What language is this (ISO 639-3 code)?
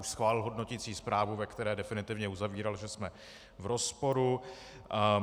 ces